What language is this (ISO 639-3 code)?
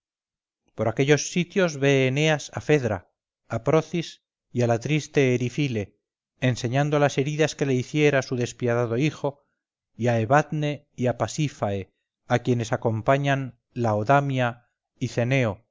spa